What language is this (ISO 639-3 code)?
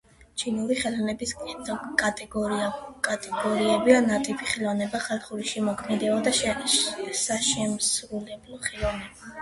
kat